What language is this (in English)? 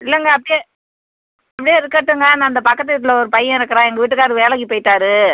Tamil